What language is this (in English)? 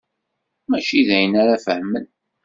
Kabyle